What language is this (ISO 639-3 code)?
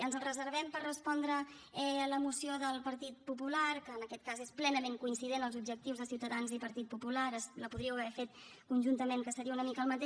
cat